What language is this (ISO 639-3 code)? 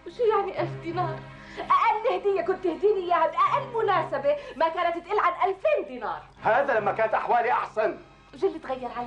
ara